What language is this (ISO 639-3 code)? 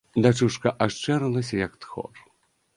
bel